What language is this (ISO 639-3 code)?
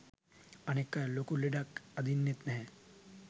sin